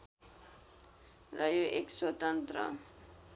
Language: Nepali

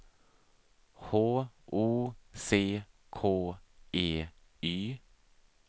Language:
Swedish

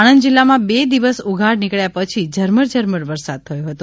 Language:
Gujarati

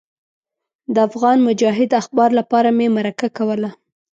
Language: Pashto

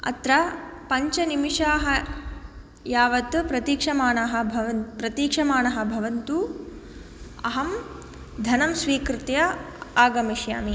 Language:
Sanskrit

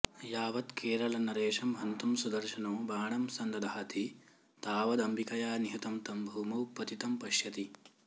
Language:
Sanskrit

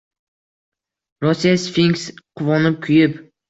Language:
Uzbek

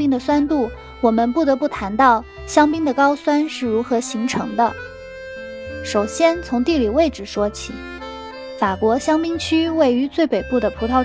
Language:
Chinese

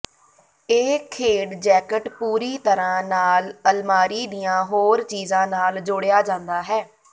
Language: Punjabi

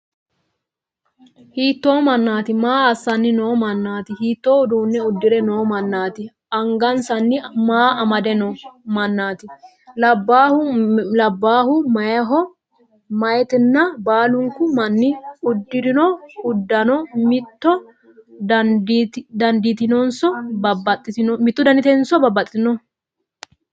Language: Sidamo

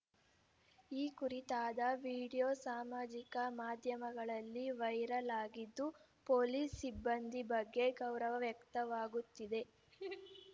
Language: Kannada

